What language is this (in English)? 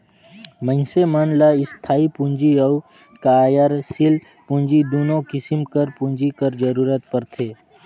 Chhattisgarhi